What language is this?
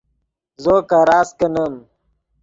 Yidgha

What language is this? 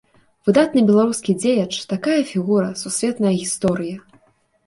Belarusian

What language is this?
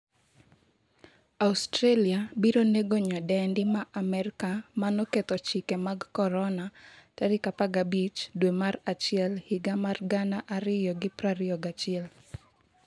Luo (Kenya and Tanzania)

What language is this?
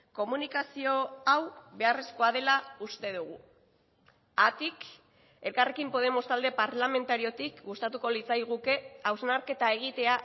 Basque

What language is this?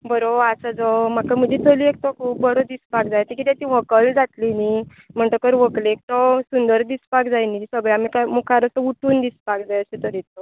Konkani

